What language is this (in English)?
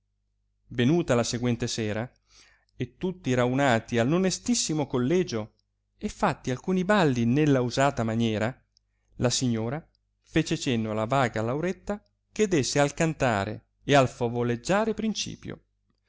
Italian